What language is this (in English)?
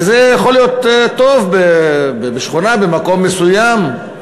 Hebrew